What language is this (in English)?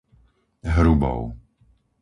Slovak